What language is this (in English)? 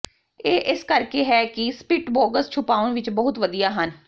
Punjabi